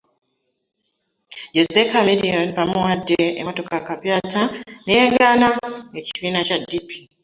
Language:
Ganda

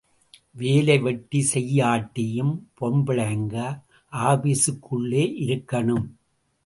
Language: Tamil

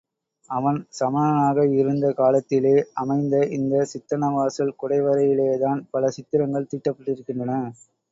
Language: Tamil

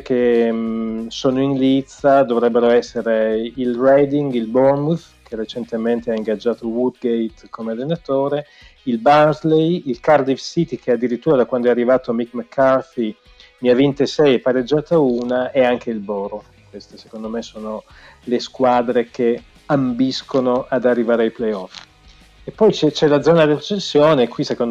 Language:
Italian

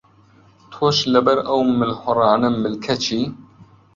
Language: Central Kurdish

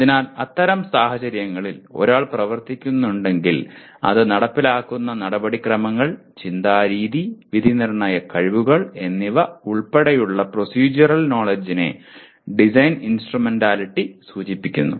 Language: Malayalam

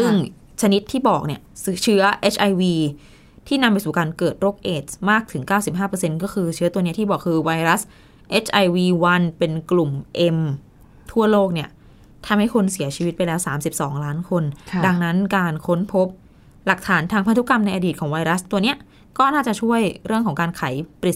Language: Thai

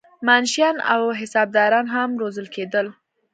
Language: Pashto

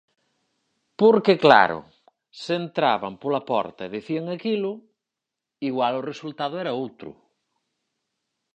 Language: Galician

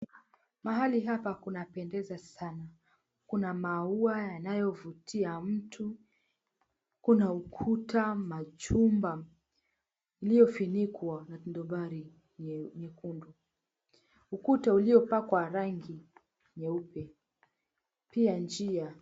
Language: Swahili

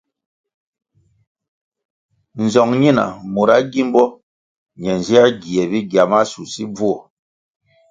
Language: Kwasio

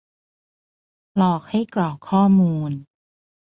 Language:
Thai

